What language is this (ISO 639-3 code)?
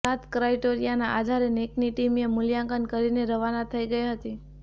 guj